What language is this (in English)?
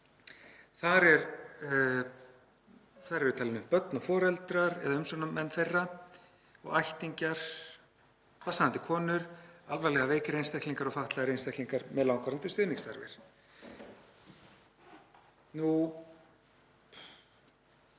Icelandic